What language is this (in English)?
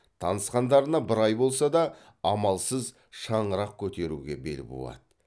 Kazakh